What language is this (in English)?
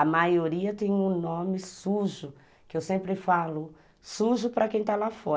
Portuguese